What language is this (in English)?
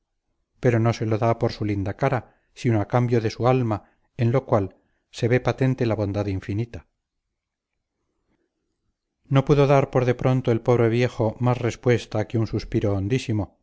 Spanish